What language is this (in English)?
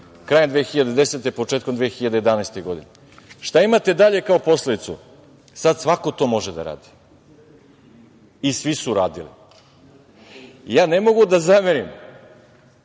Serbian